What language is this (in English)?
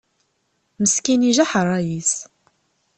Kabyle